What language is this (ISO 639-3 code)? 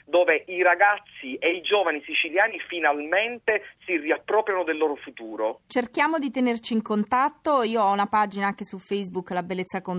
ita